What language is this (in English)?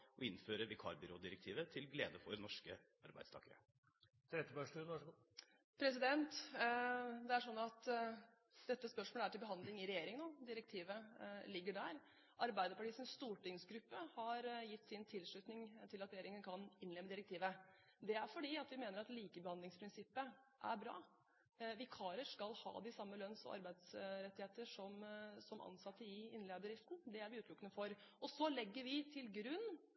Norwegian Bokmål